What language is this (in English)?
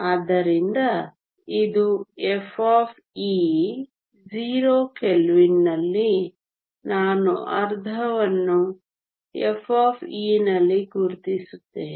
Kannada